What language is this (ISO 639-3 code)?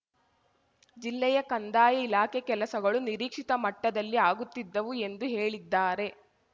kan